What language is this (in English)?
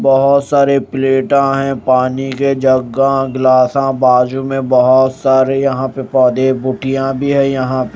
Hindi